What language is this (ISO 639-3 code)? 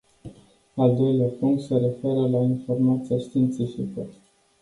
ron